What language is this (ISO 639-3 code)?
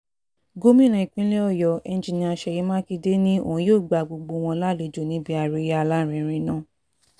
yor